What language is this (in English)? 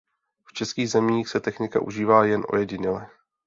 Czech